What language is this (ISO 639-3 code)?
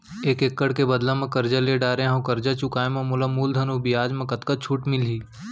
hne